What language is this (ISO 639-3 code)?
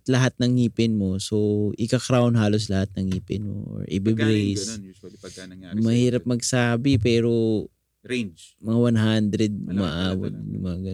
fil